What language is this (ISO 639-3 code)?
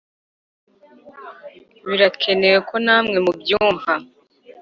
kin